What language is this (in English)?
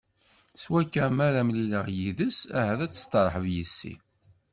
Kabyle